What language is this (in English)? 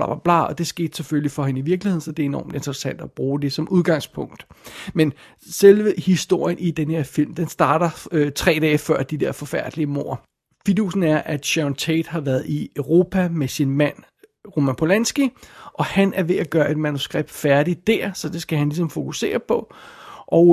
Danish